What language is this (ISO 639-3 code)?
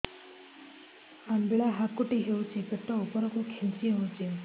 ori